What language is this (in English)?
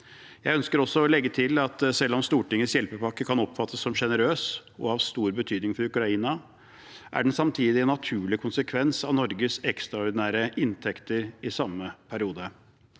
Norwegian